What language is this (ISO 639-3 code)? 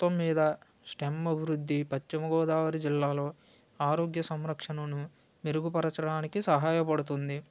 tel